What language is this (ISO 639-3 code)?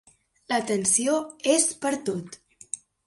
cat